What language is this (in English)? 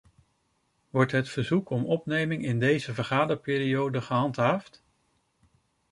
Dutch